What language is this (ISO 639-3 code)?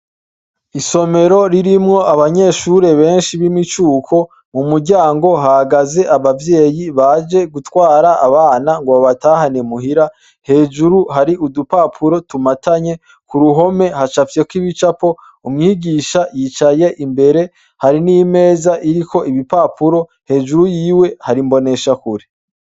run